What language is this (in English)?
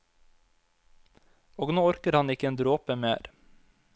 Norwegian